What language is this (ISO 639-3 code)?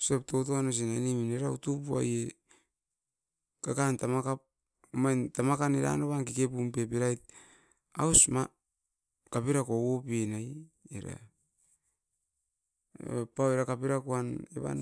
eiv